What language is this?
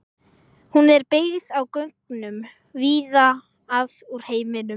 Icelandic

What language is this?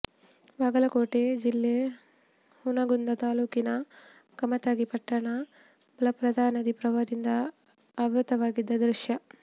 Kannada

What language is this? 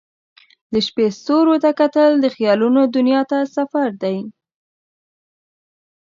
Pashto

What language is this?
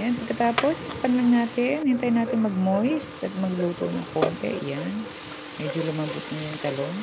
Filipino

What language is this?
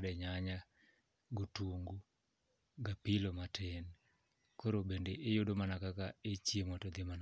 Luo (Kenya and Tanzania)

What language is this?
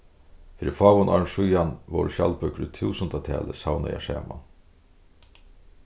Faroese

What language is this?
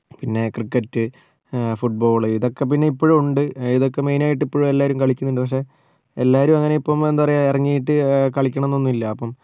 Malayalam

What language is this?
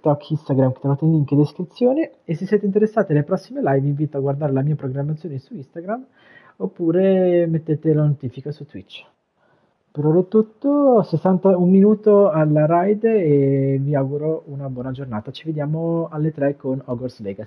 Italian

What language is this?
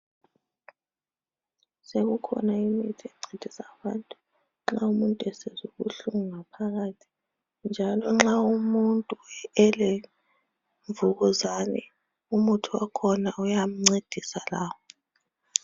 North Ndebele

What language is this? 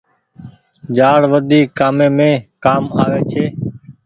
Goaria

